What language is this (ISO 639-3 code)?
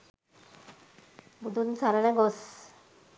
sin